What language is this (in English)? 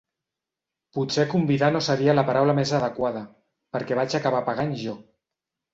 Catalan